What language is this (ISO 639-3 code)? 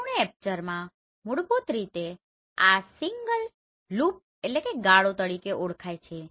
guj